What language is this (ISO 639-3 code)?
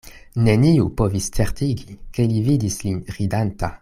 epo